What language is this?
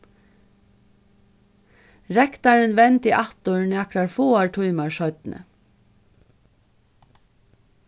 Faroese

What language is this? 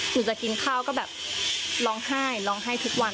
Thai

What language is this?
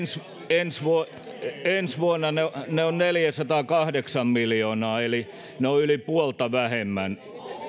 Finnish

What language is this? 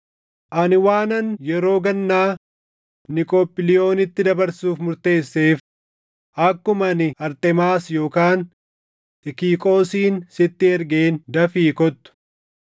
Oromo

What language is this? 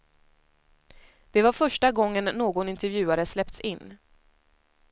Swedish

